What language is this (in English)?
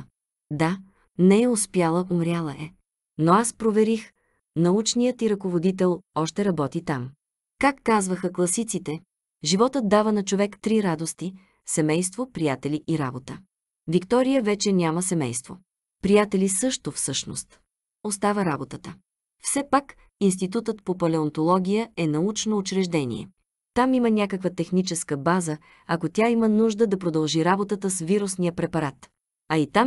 Bulgarian